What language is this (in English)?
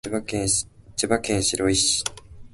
Japanese